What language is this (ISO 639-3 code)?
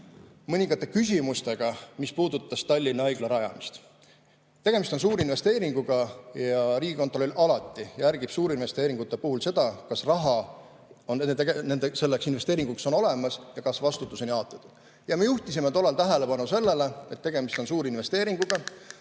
est